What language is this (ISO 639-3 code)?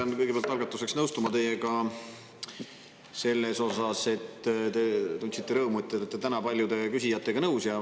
est